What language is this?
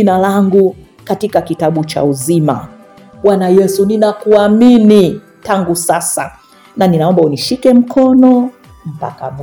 Swahili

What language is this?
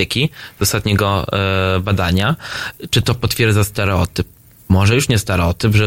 Polish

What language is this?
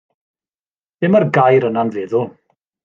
Welsh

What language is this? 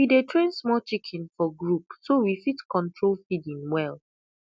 Nigerian Pidgin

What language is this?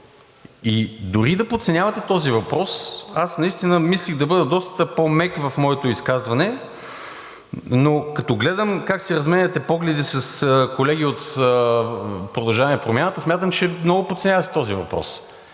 Bulgarian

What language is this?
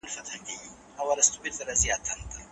Pashto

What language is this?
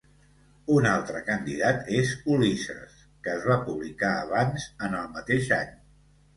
Catalan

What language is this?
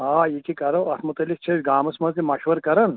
Kashmiri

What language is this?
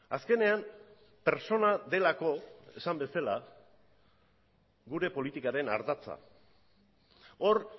Basque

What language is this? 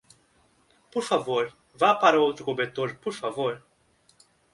Portuguese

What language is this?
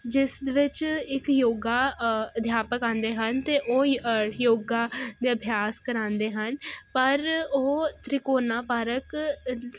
Punjabi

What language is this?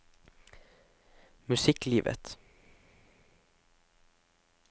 Norwegian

